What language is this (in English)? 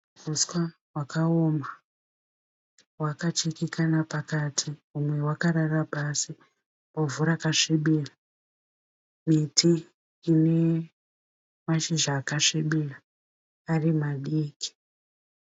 Shona